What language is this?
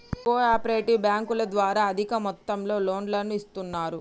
Telugu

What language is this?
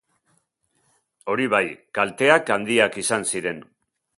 Basque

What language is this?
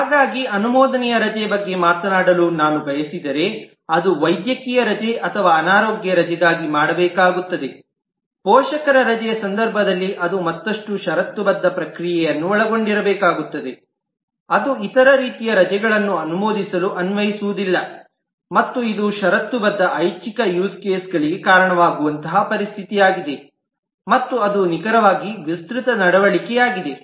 Kannada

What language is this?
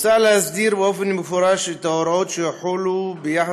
Hebrew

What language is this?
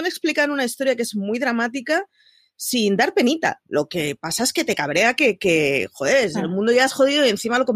Spanish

